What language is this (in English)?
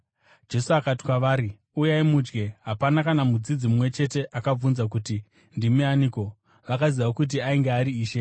Shona